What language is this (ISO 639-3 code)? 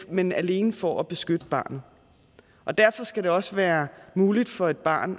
dan